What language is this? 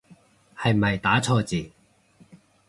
Cantonese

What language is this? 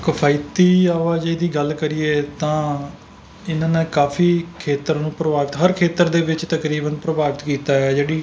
Punjabi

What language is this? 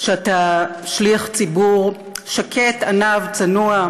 Hebrew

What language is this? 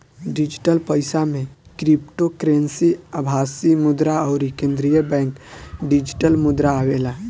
Bhojpuri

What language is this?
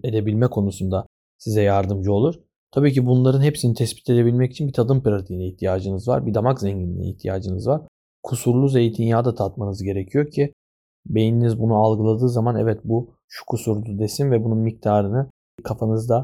Turkish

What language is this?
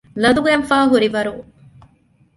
Divehi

